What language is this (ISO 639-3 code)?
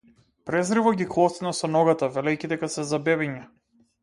mkd